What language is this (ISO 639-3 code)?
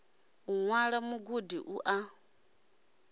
ven